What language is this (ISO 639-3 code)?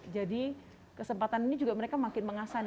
ind